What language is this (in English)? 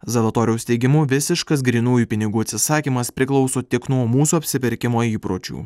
Lithuanian